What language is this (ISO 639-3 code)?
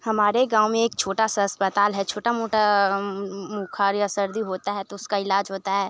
hin